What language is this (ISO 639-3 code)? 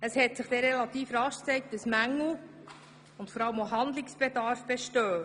gsw